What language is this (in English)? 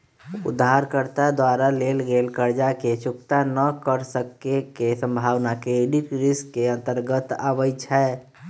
Magahi